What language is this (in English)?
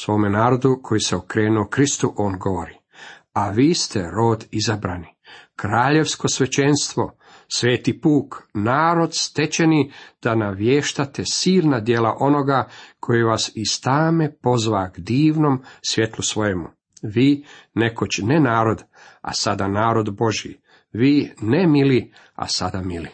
Croatian